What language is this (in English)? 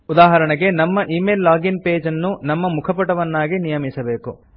Kannada